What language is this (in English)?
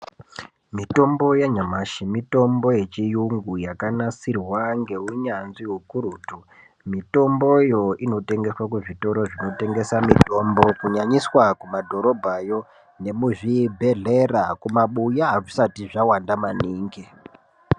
Ndau